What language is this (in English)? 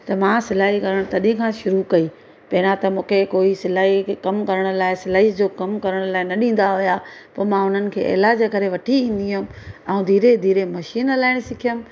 Sindhi